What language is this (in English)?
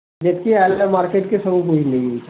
Odia